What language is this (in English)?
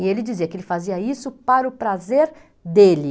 Portuguese